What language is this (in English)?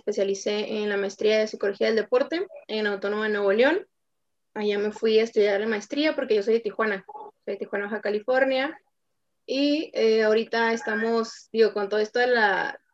Spanish